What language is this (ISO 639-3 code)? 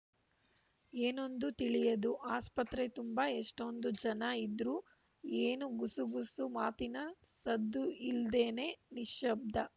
kan